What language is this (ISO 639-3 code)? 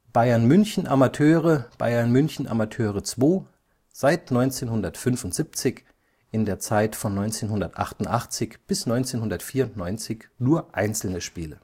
deu